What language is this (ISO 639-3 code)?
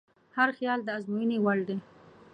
pus